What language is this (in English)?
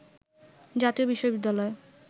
Bangla